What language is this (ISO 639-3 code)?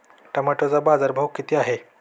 mar